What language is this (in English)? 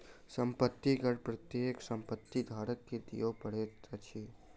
Maithili